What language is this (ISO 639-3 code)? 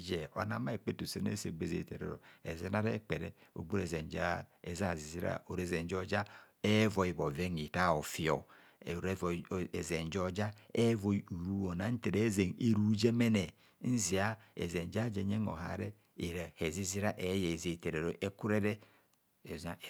bcs